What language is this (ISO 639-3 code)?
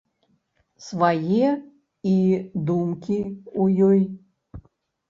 bel